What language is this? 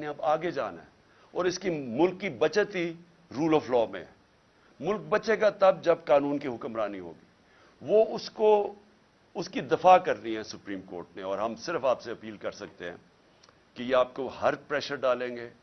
Urdu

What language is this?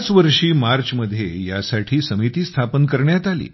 Marathi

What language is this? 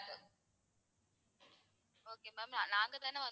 Tamil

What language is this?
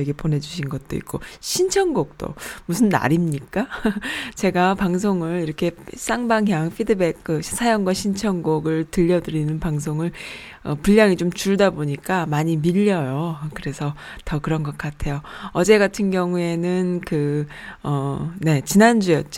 Korean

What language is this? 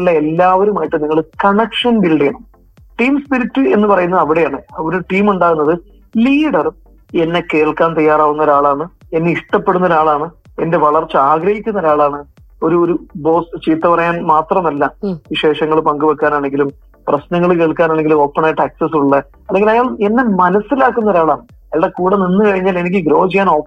Malayalam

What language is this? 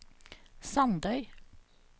Norwegian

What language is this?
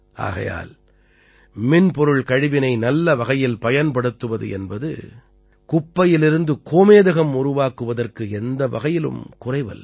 Tamil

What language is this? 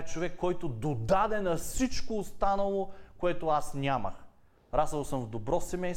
Bulgarian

